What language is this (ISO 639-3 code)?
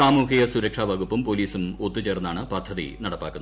mal